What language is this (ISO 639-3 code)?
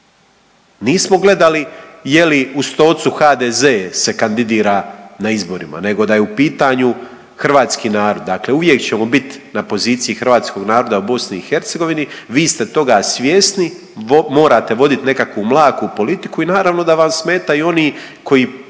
hrv